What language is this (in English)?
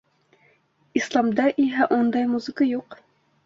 Bashkir